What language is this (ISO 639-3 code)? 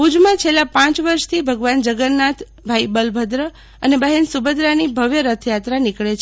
guj